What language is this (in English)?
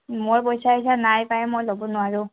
Assamese